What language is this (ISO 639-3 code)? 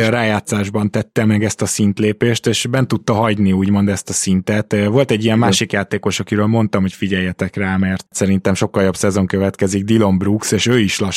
hun